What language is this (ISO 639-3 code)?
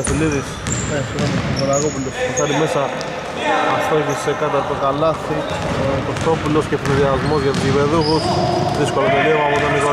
ell